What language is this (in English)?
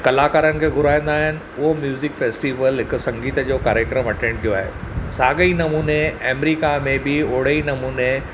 Sindhi